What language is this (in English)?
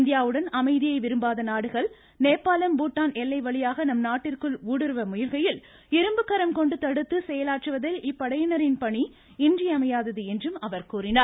Tamil